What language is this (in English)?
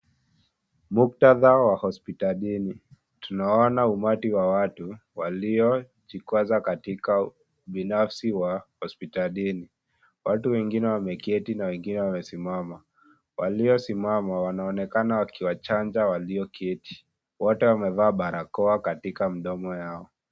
Swahili